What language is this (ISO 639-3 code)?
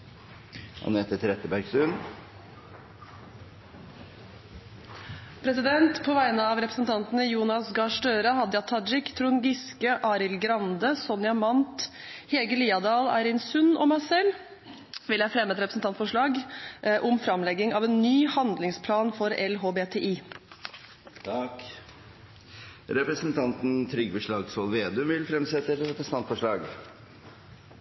nor